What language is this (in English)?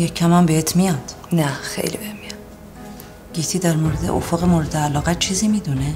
Persian